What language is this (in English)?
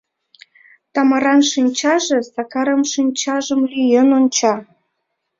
Mari